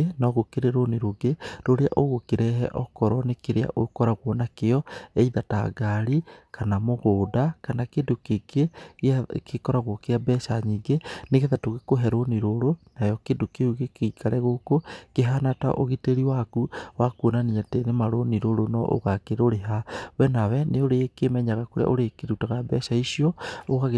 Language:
Kikuyu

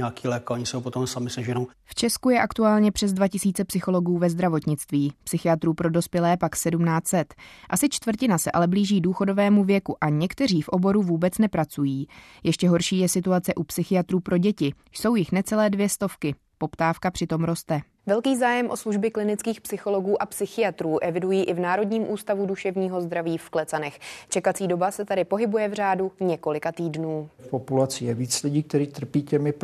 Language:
Czech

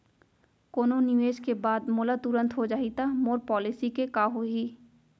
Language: Chhattisgarhi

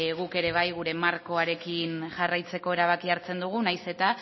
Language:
Basque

